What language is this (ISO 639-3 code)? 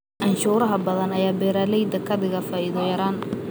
som